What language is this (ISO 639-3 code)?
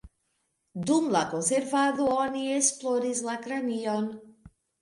epo